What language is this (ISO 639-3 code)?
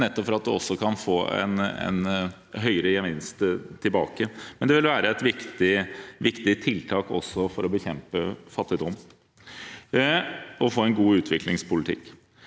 nor